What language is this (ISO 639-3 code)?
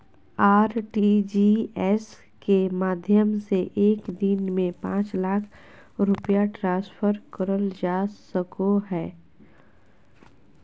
mag